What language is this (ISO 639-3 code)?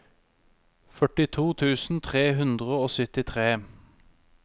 nor